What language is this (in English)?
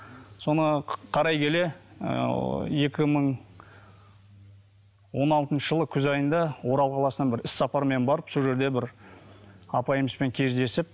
Kazakh